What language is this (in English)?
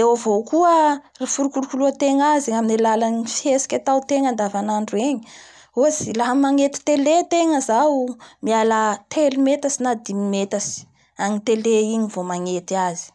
Bara Malagasy